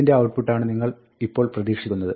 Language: Malayalam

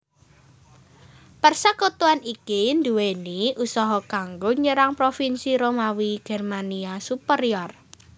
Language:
Javanese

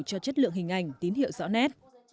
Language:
Vietnamese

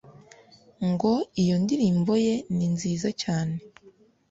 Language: Kinyarwanda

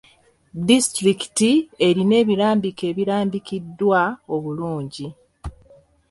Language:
Ganda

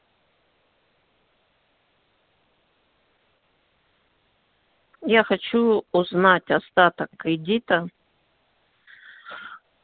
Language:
Russian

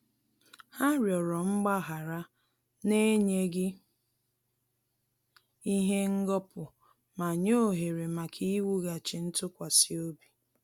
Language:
Igbo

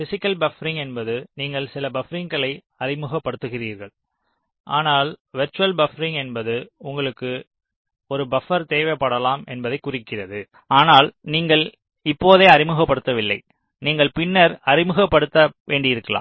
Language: Tamil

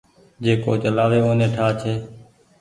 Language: Goaria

